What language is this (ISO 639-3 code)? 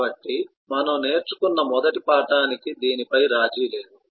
tel